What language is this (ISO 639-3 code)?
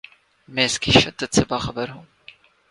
urd